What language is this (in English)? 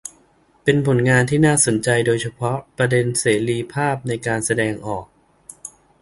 Thai